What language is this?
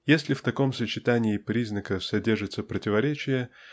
Russian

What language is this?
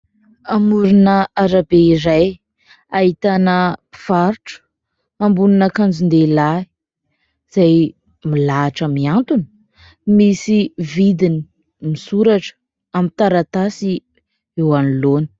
Malagasy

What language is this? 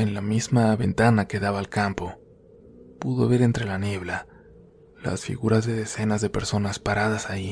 Spanish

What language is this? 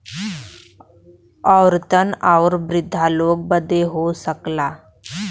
Bhojpuri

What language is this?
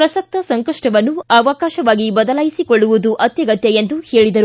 Kannada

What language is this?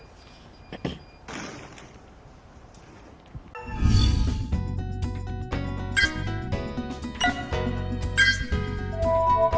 Vietnamese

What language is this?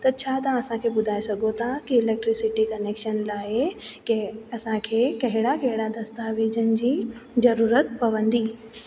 Sindhi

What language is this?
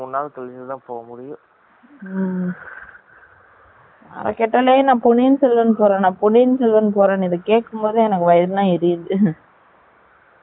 Tamil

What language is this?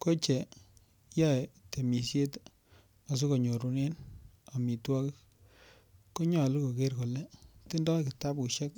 Kalenjin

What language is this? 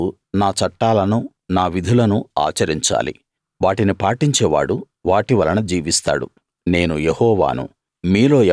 Telugu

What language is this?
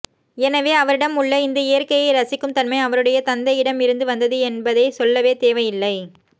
Tamil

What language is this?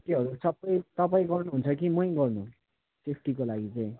Nepali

